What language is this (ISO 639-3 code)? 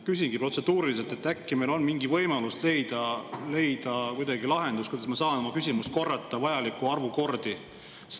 est